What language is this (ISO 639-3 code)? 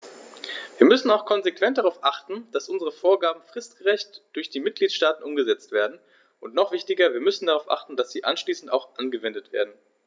deu